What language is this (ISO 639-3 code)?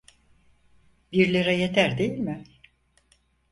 tur